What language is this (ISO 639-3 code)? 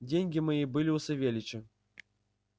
rus